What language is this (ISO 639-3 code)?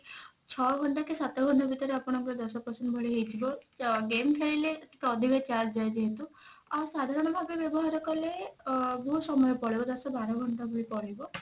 ori